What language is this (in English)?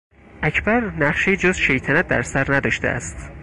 Persian